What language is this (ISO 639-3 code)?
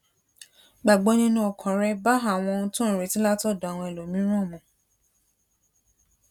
yor